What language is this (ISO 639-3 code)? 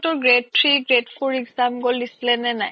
asm